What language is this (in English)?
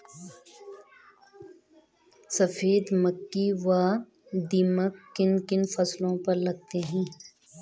Hindi